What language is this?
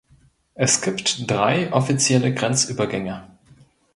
German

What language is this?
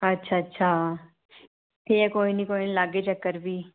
Dogri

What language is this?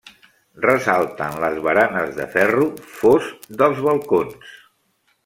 Catalan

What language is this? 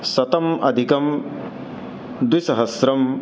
Sanskrit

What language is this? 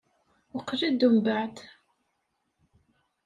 Kabyle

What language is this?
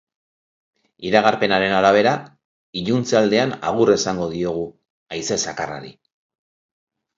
Basque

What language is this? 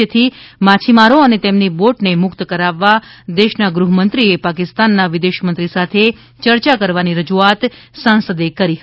Gujarati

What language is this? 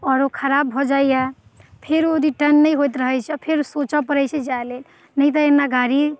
Maithili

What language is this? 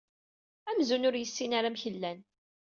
Kabyle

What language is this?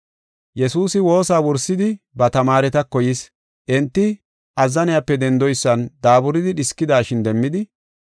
Gofa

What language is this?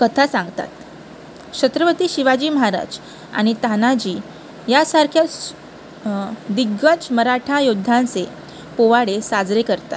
Marathi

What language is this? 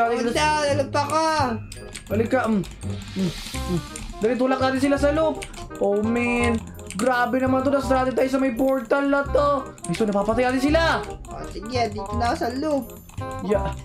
Filipino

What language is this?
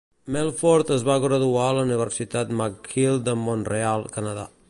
Catalan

